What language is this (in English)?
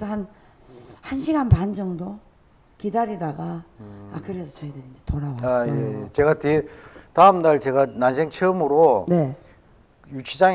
Korean